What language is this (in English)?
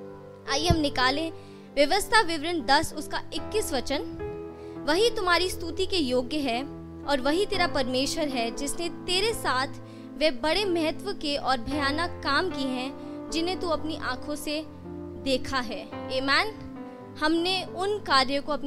Hindi